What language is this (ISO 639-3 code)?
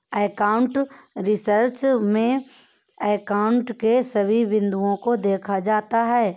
hin